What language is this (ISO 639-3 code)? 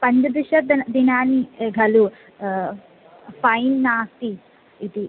san